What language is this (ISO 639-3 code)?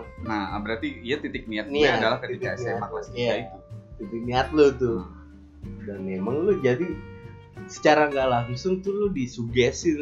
ind